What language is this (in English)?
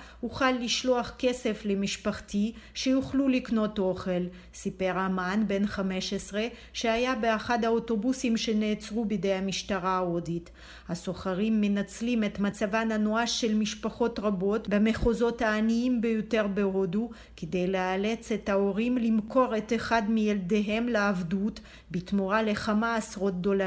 Hebrew